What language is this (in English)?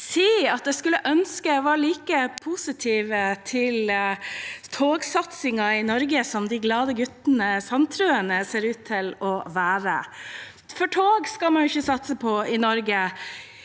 Norwegian